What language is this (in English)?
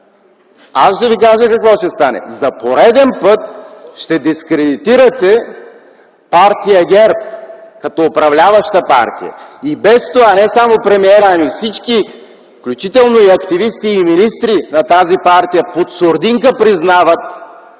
Bulgarian